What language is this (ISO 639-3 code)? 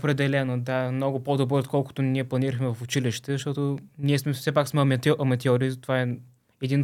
bul